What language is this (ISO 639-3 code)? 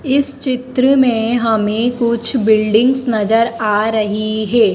hin